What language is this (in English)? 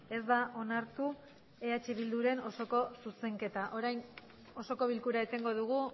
Basque